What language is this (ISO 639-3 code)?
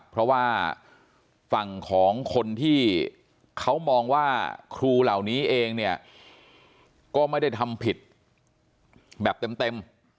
tha